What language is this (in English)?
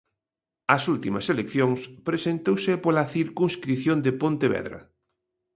Galician